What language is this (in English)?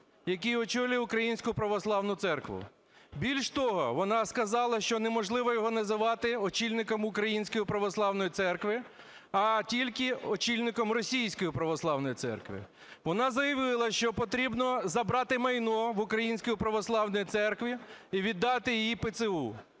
Ukrainian